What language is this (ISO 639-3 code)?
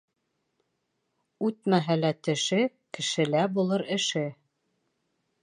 bak